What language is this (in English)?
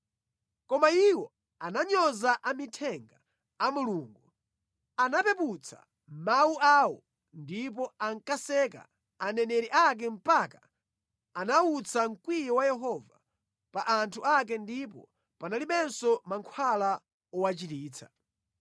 Nyanja